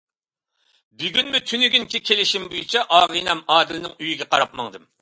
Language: Uyghur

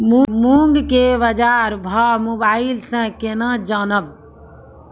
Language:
Maithili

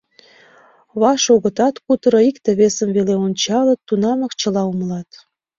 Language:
Mari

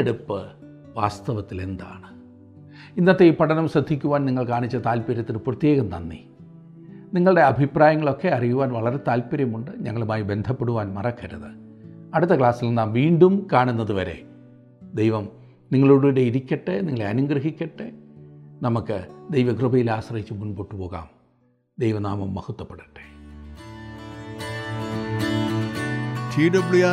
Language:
Malayalam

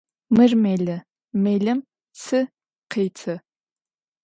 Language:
Adyghe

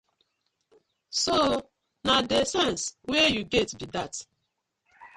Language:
Nigerian Pidgin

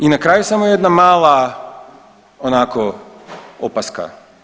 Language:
Croatian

